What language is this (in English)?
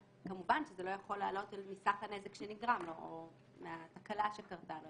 Hebrew